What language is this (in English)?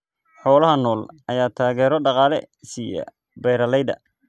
Somali